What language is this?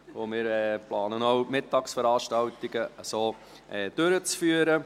Swiss German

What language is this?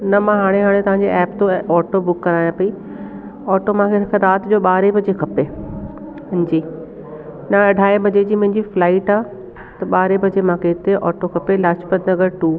Sindhi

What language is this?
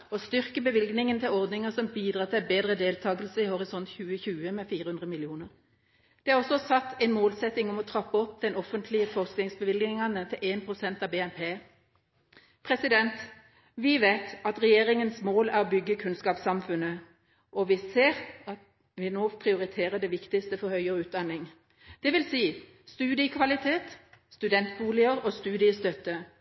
Norwegian Bokmål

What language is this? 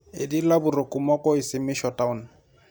Masai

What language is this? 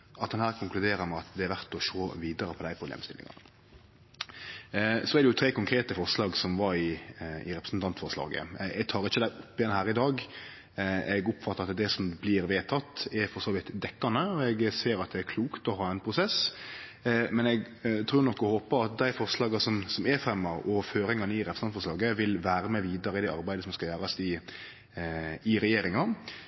Norwegian Nynorsk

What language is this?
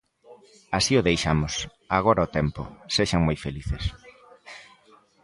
Galician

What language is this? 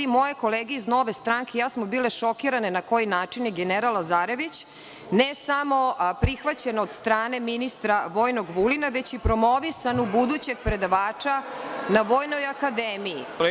Serbian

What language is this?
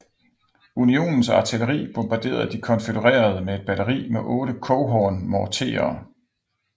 Danish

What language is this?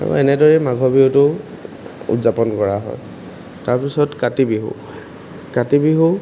Assamese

